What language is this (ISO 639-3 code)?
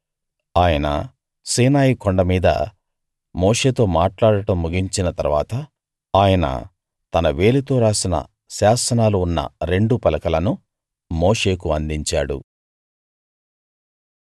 tel